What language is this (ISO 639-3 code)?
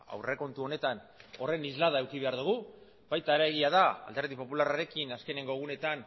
eus